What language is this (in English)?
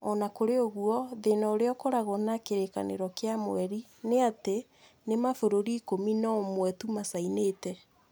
Kikuyu